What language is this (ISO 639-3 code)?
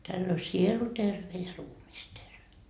fin